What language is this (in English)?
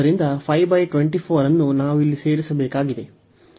Kannada